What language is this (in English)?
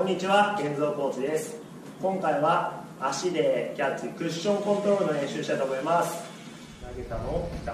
Japanese